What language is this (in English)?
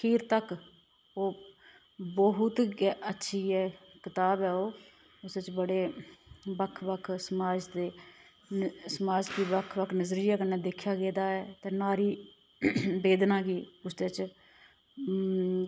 Dogri